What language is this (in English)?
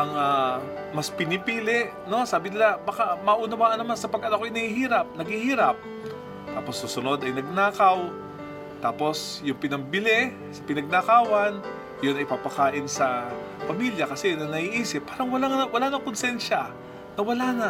Filipino